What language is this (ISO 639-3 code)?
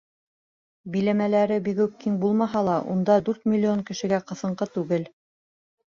bak